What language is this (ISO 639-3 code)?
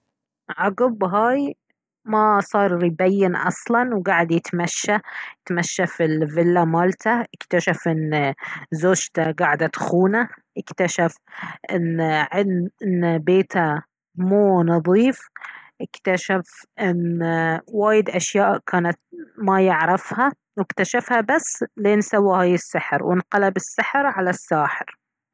abv